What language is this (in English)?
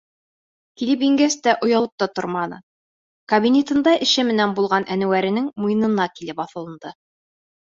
Bashkir